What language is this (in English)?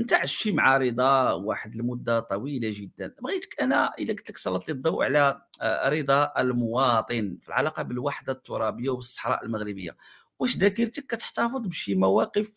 Arabic